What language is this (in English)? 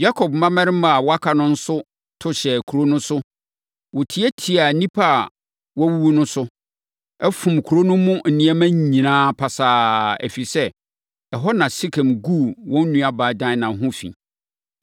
Akan